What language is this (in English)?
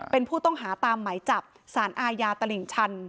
Thai